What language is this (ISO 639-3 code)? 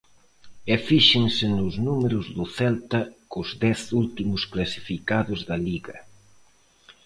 glg